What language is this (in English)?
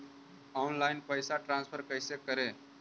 Magahi